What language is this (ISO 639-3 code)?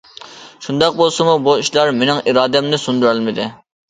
uig